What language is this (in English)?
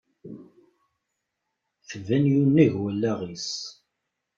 Kabyle